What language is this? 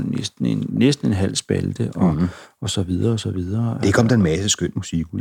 Danish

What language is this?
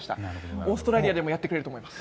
Japanese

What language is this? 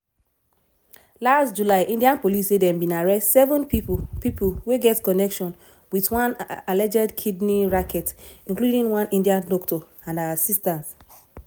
Nigerian Pidgin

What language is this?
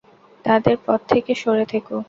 Bangla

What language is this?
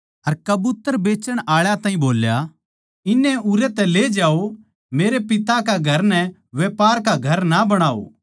Haryanvi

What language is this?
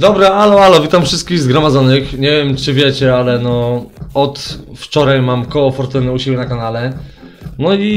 Polish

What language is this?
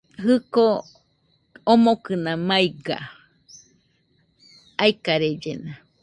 Nüpode Huitoto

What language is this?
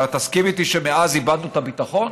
Hebrew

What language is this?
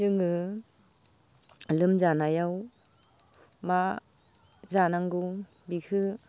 Bodo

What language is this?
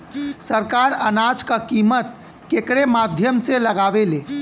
Bhojpuri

